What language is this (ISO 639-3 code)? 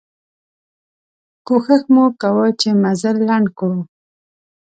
pus